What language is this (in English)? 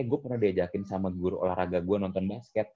Indonesian